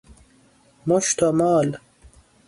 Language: Persian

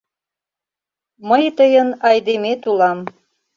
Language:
Mari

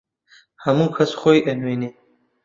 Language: Central Kurdish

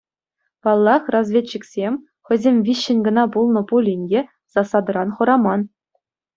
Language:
Chuvash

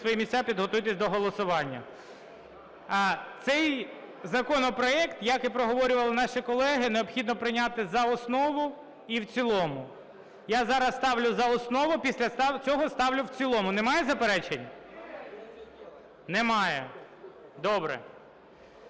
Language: Ukrainian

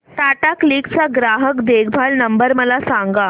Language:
Marathi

